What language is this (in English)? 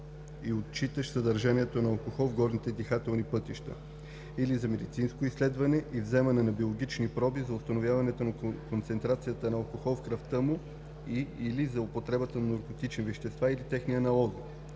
Bulgarian